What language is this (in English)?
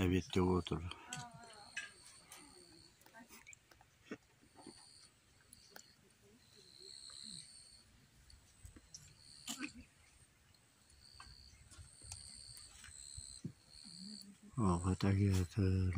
Turkish